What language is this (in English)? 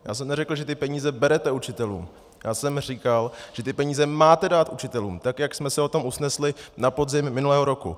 Czech